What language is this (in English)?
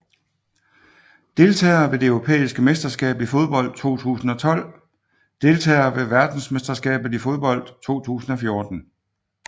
Danish